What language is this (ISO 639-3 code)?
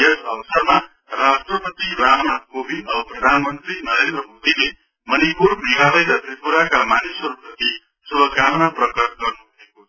nep